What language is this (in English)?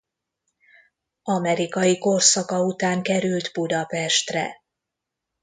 Hungarian